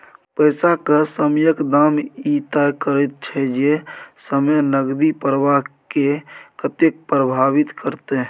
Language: Maithili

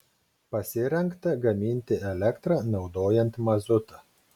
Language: Lithuanian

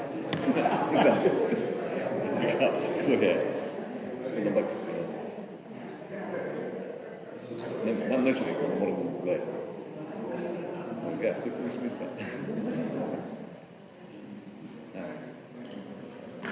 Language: Slovenian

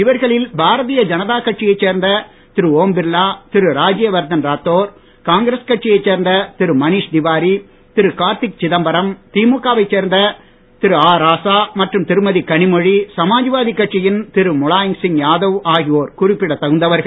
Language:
Tamil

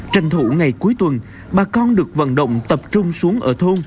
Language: Vietnamese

